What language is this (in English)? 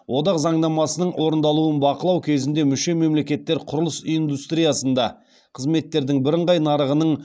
Kazakh